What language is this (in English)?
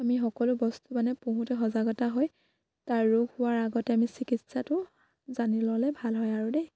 Assamese